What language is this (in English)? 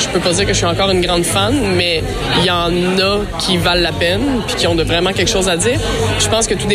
French